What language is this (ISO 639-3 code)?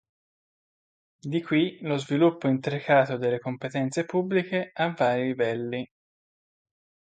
ita